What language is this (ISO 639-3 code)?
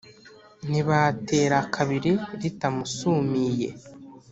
kin